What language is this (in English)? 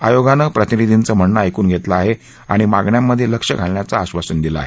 Marathi